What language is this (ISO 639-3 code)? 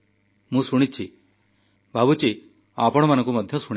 ori